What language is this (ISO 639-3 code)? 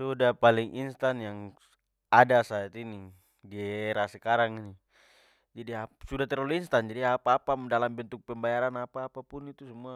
pmy